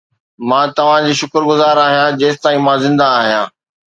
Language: Sindhi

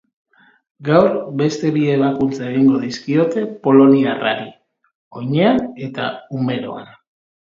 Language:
Basque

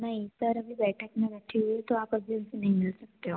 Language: Hindi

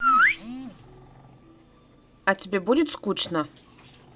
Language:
Russian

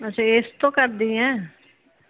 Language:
Punjabi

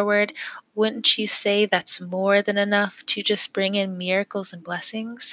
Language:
English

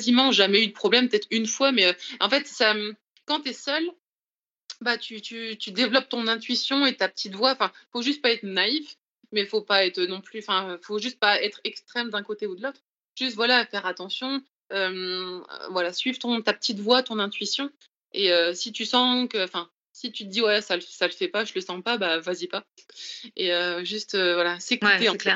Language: French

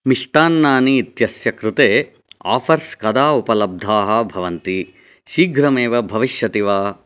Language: Sanskrit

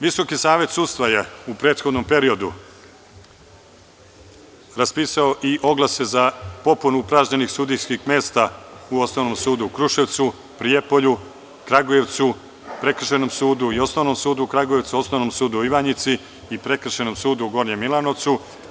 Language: Serbian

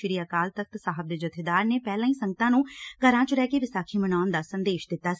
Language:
Punjabi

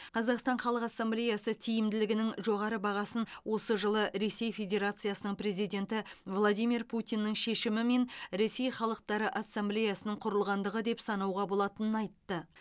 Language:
Kazakh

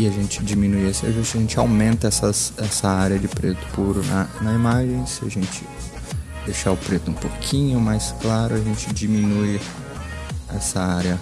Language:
Portuguese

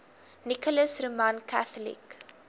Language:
Afrikaans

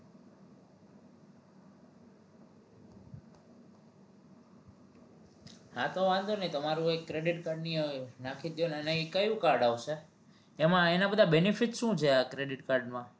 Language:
Gujarati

